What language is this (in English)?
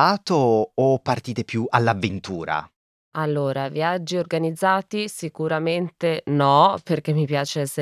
Italian